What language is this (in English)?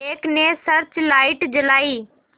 Hindi